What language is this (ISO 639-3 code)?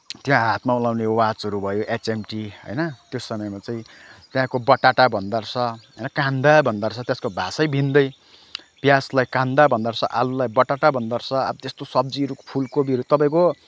nep